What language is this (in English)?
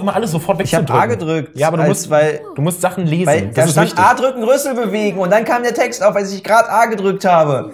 German